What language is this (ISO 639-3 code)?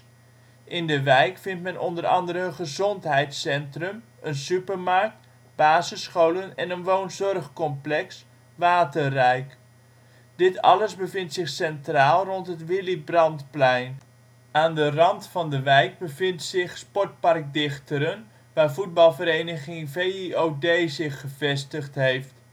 nld